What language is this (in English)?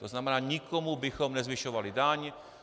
Czech